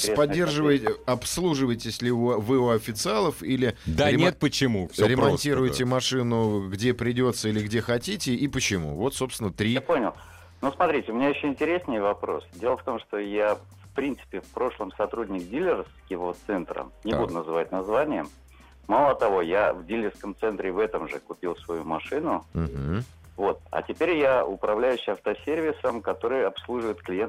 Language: Russian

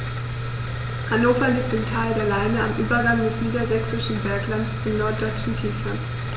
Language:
German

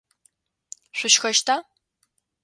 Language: Adyghe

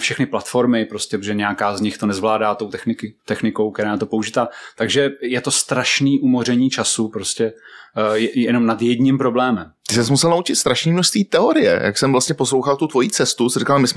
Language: Czech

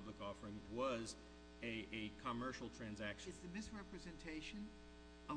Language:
English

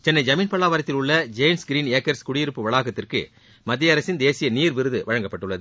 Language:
Tamil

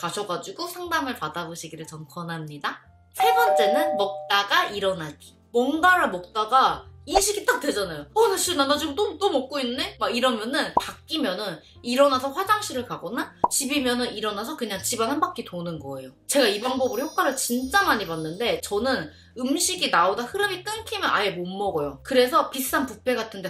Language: Korean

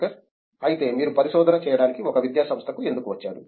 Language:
Telugu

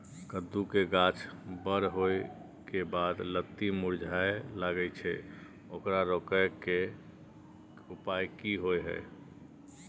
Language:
Maithili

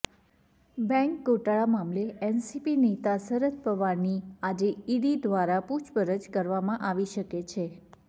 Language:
Gujarati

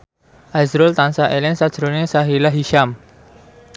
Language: Javanese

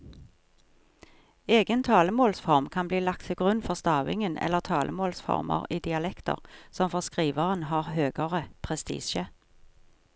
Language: Norwegian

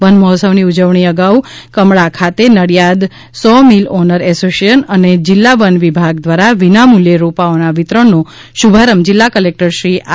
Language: Gujarati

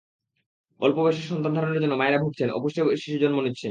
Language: Bangla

